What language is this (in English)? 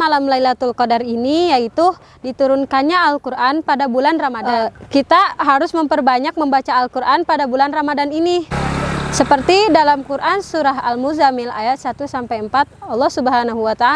Indonesian